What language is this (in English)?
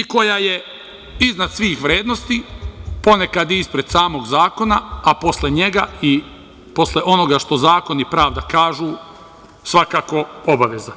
Serbian